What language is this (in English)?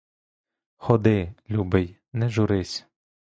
Ukrainian